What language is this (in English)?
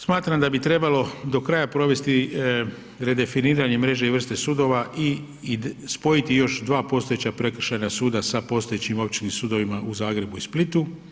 Croatian